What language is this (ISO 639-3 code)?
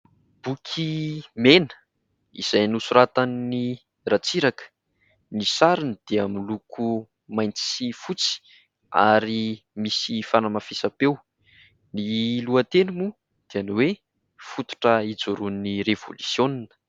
mlg